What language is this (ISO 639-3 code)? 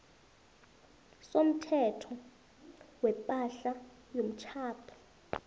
nbl